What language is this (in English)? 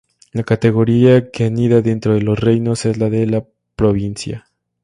Spanish